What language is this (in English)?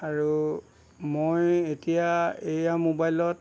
Assamese